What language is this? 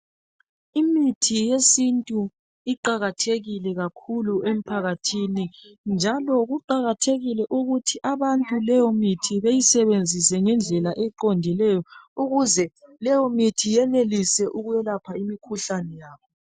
North Ndebele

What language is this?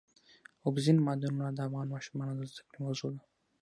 Pashto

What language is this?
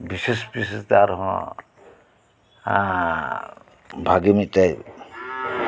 Santali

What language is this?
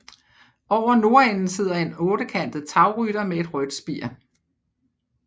Danish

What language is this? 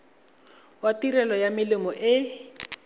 Tswana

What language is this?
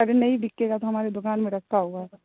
Urdu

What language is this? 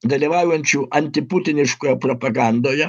Lithuanian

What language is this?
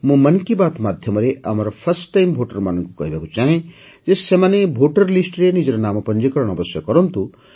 Odia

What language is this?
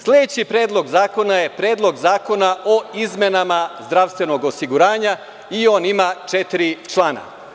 Serbian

